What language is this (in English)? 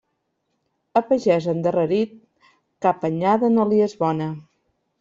Catalan